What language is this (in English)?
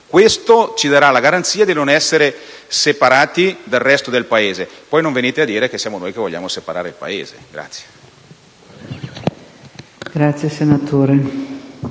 Italian